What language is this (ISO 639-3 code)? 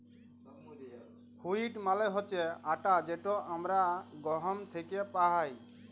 ben